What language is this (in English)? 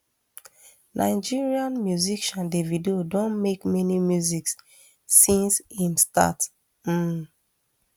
Nigerian Pidgin